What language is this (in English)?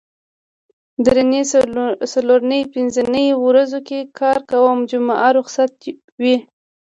Pashto